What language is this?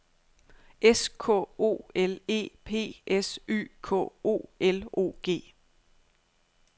Danish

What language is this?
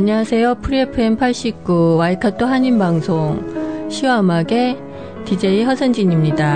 Korean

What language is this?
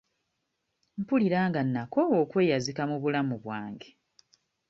Ganda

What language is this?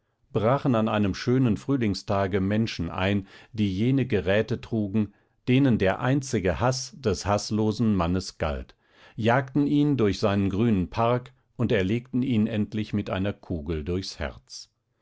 German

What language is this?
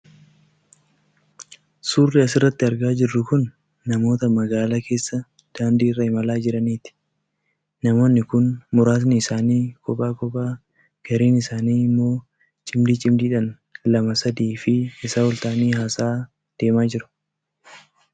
Oromo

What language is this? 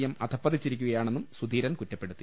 Malayalam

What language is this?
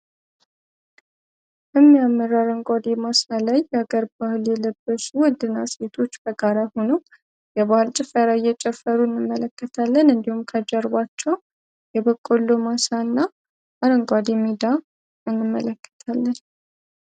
Amharic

